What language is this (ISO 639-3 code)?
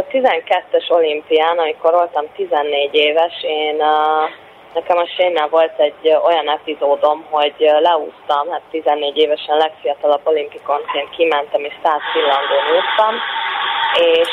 hun